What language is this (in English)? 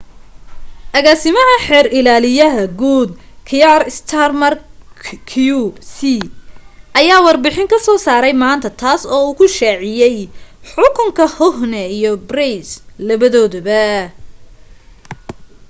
Somali